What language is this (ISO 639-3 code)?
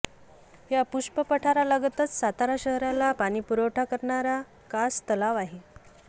mar